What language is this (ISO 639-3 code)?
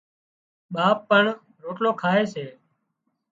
kxp